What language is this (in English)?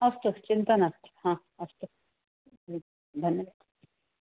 Sanskrit